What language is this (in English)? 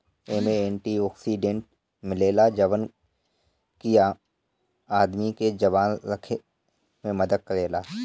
Bhojpuri